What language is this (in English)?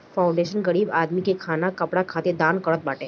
Bhojpuri